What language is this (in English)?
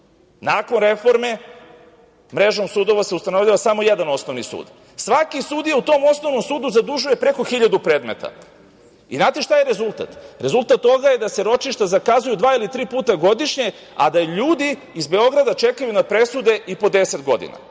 Serbian